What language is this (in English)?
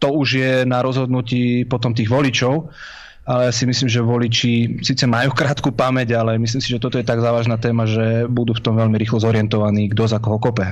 Slovak